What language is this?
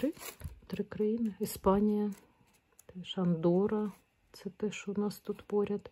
Ukrainian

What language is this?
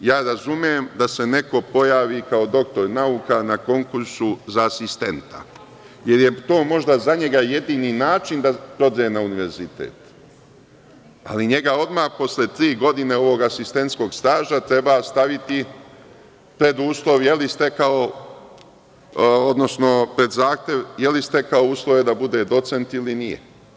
Serbian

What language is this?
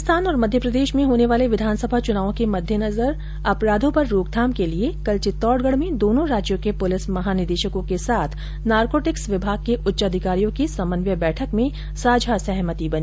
Hindi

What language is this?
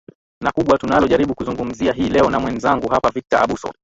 Swahili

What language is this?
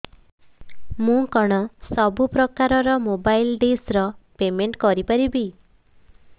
Odia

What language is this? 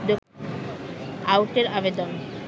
Bangla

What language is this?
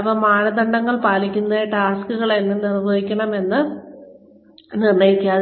Malayalam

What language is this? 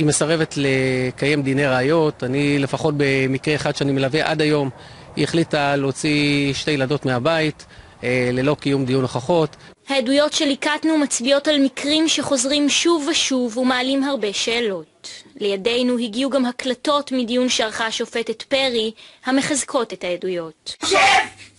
Hebrew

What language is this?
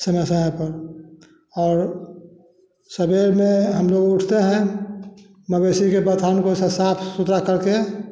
Hindi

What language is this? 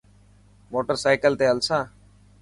Dhatki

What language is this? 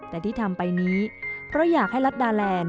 Thai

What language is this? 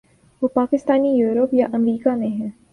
Urdu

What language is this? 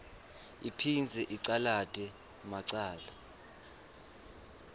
Swati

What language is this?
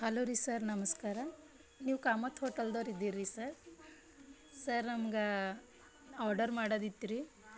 Kannada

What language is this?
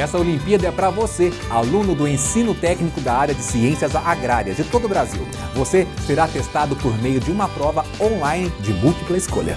Portuguese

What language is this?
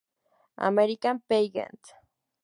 Spanish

